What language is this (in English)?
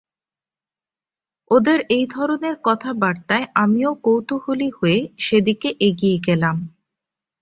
Bangla